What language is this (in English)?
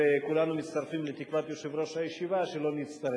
Hebrew